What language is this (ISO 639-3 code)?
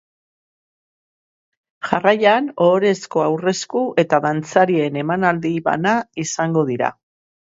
eus